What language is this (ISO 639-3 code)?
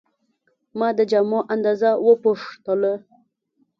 pus